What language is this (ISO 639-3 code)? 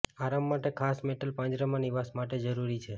guj